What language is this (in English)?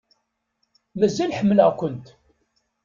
Kabyle